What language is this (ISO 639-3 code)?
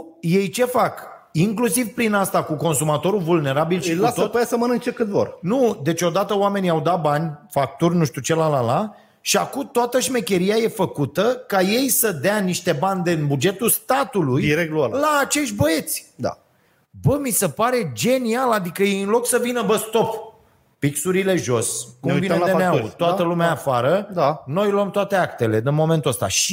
ron